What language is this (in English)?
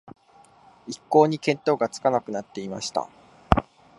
Japanese